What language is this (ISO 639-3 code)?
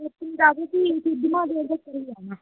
doi